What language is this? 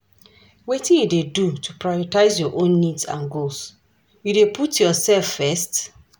Nigerian Pidgin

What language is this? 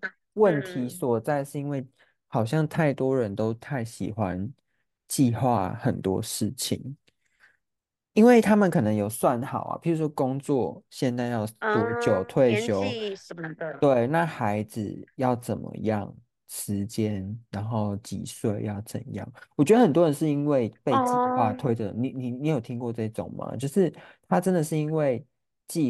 Chinese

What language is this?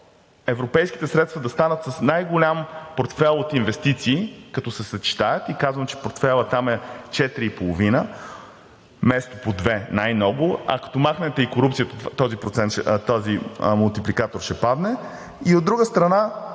Bulgarian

